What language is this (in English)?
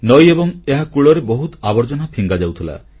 Odia